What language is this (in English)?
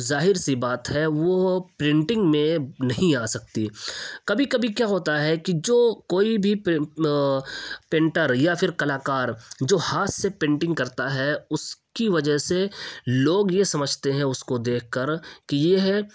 Urdu